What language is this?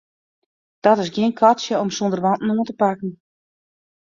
Western Frisian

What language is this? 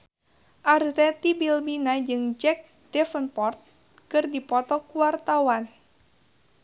Sundanese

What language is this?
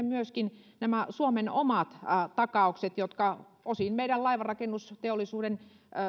Finnish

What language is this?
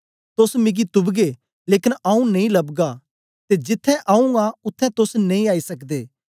Dogri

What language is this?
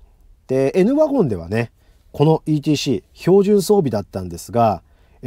Japanese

